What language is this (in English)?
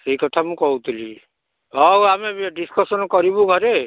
Odia